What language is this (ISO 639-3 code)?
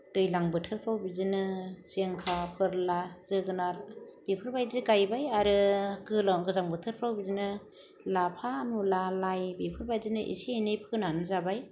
brx